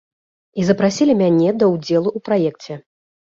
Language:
Belarusian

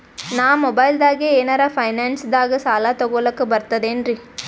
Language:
Kannada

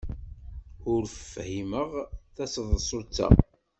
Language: Kabyle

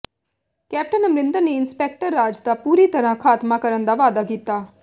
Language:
Punjabi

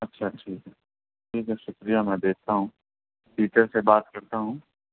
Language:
Urdu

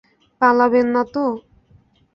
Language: Bangla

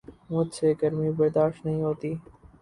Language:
Urdu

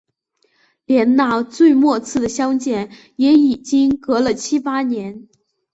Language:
Chinese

